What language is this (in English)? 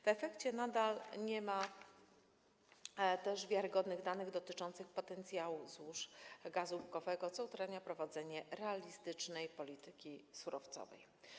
Polish